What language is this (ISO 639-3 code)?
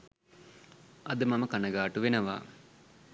sin